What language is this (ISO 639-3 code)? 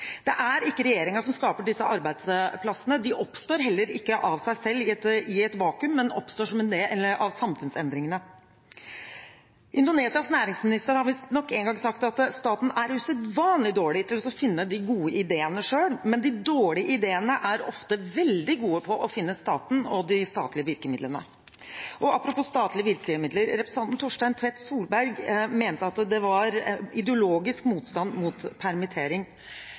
nob